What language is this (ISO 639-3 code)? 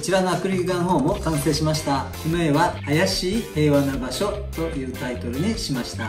jpn